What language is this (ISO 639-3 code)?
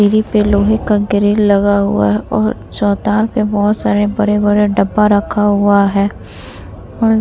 hin